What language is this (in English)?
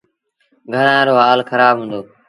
Sindhi Bhil